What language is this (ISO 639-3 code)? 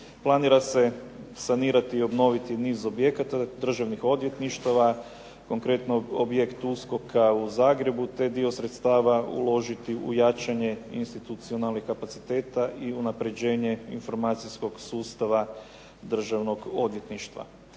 hrv